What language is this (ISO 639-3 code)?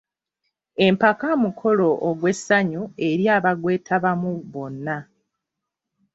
lug